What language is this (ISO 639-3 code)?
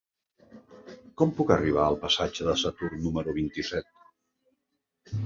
cat